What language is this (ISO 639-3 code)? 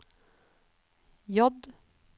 nor